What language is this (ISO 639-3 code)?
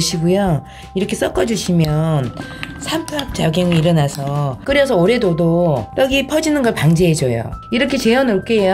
kor